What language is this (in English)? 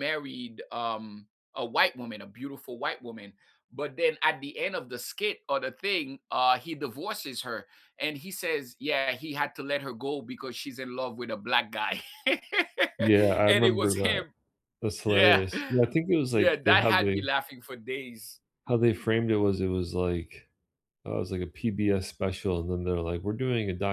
English